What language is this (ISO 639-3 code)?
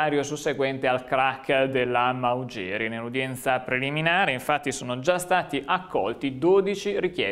ita